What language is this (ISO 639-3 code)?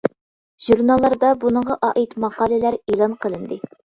uig